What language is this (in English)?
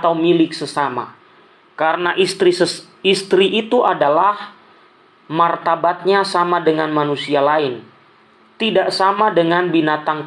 Indonesian